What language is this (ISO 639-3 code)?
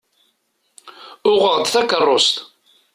kab